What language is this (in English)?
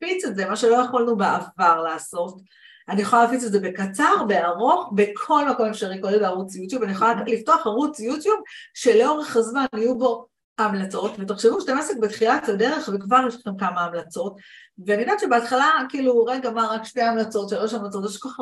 Hebrew